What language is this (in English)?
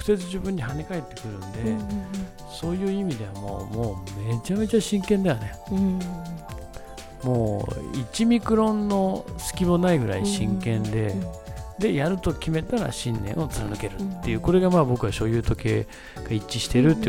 Japanese